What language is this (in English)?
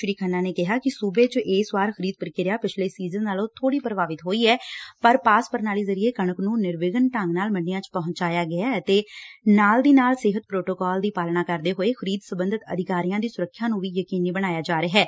Punjabi